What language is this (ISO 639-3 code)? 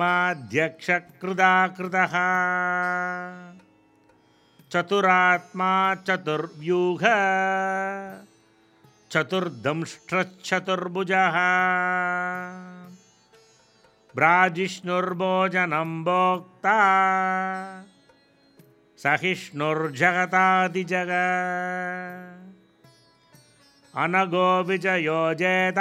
tam